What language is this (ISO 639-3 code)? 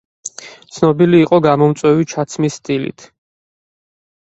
kat